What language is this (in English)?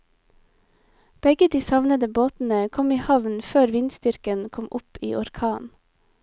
Norwegian